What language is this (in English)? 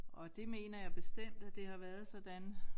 Danish